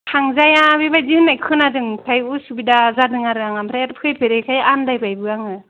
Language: Bodo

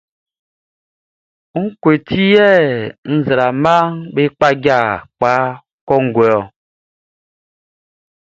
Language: Baoulé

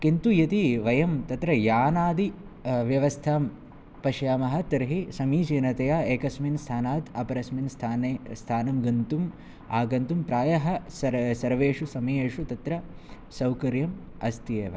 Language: Sanskrit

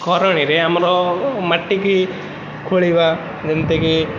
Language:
Odia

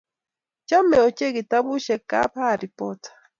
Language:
Kalenjin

